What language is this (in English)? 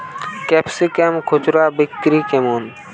Bangla